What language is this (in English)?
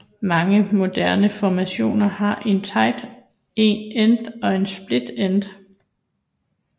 Danish